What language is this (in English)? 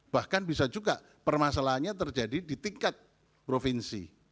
Indonesian